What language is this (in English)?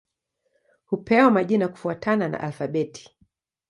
Swahili